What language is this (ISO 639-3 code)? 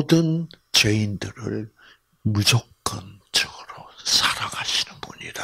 kor